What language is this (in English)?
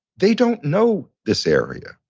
English